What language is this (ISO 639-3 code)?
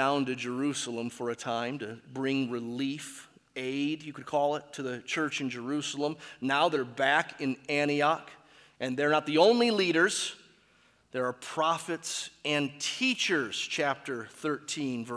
eng